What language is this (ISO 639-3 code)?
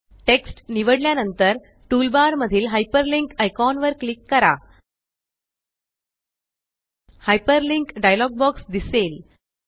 mar